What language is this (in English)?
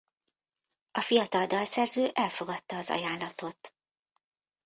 Hungarian